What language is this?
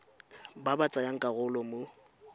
Tswana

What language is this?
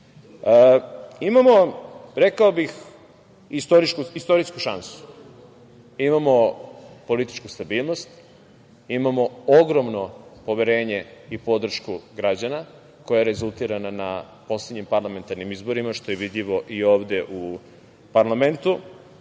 Serbian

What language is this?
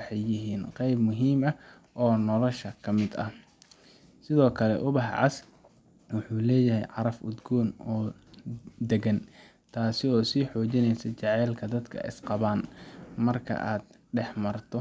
Somali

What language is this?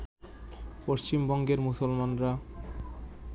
Bangla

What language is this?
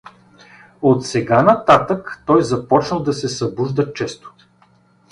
Bulgarian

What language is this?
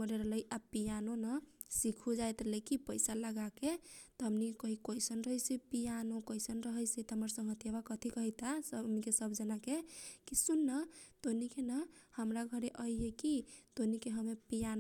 Kochila Tharu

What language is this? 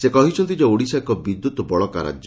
Odia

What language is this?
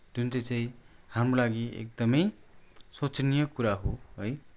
Nepali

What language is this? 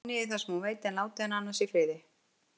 Icelandic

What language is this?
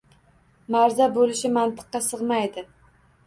Uzbek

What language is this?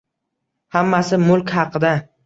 Uzbek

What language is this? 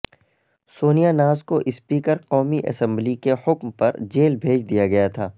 Urdu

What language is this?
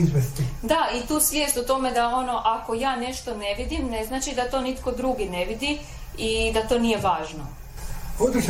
Croatian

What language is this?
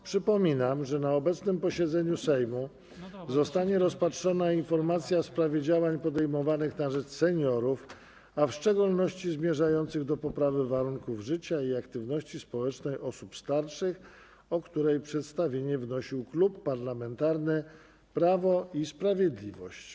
Polish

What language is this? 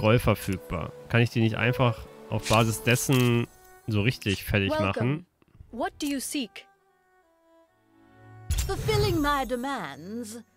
German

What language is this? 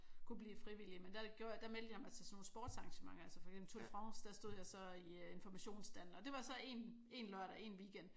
Danish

